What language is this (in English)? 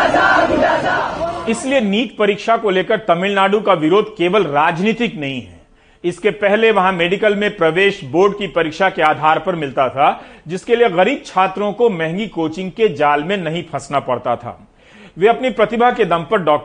Hindi